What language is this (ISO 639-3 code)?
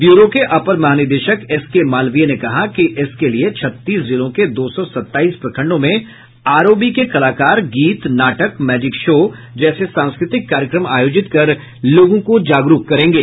hin